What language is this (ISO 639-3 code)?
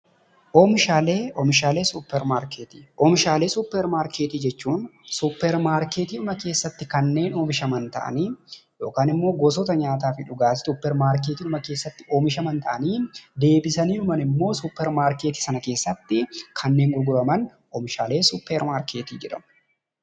orm